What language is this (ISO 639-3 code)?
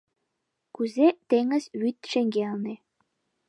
chm